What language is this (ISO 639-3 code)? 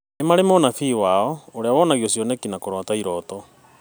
kik